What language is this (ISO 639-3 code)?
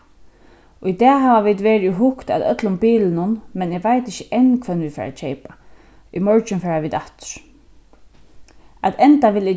fao